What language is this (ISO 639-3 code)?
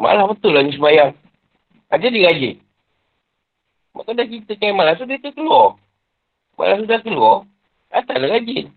msa